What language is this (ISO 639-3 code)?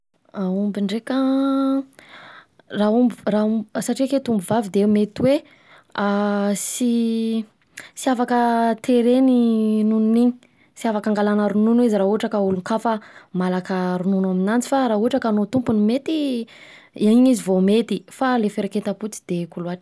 bzc